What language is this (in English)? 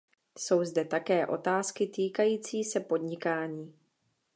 Czech